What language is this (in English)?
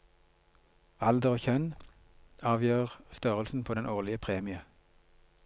Norwegian